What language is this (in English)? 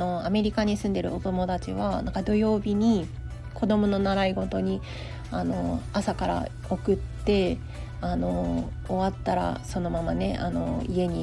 Japanese